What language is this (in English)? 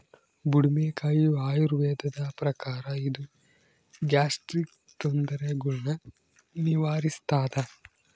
Kannada